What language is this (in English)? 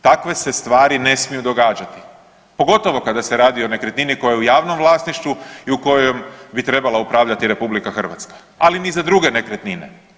Croatian